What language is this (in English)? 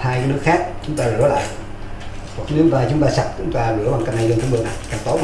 Vietnamese